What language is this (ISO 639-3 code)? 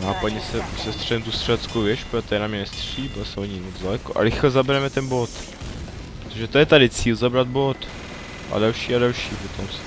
ces